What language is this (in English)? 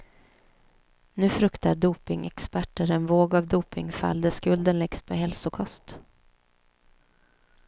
Swedish